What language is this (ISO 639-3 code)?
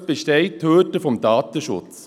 gsw